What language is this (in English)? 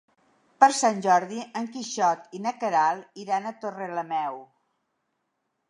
Catalan